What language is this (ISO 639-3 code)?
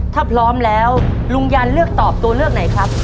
tha